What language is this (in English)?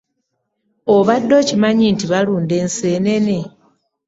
Ganda